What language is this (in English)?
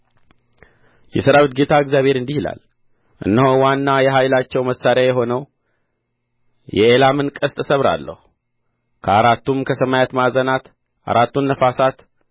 Amharic